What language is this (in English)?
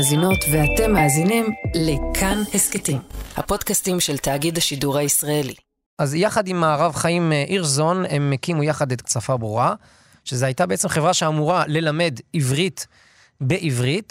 Hebrew